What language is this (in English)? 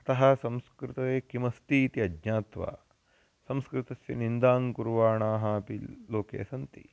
Sanskrit